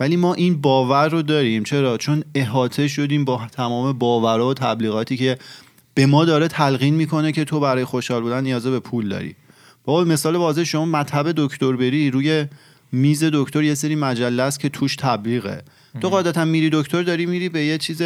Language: Persian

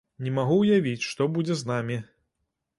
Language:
Belarusian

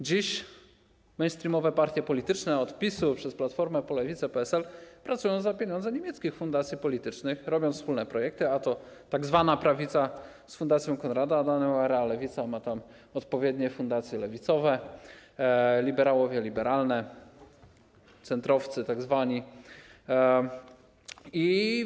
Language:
Polish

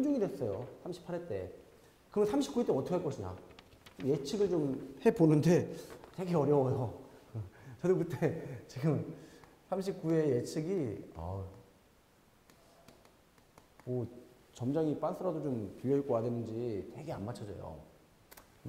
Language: Korean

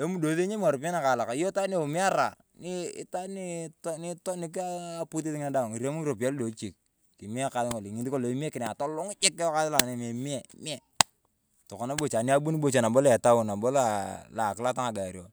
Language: Turkana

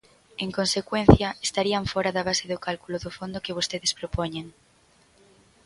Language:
Galician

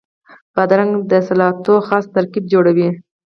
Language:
Pashto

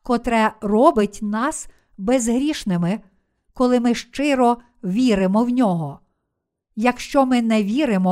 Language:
Ukrainian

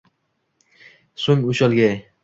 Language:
Uzbek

